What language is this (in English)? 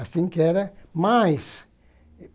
Portuguese